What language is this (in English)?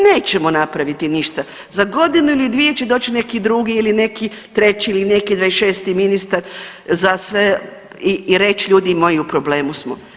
Croatian